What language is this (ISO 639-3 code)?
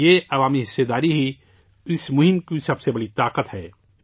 urd